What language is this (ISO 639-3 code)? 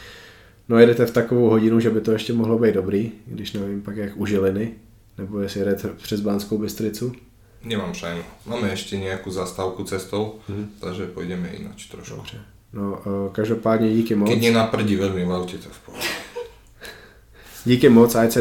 ces